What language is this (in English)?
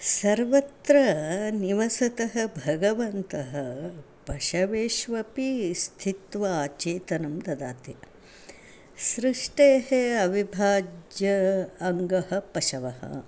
Sanskrit